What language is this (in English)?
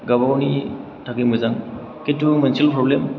Bodo